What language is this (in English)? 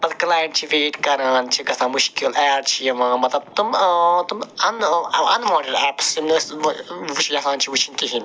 Kashmiri